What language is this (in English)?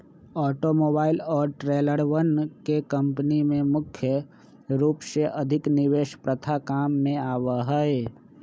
Magahi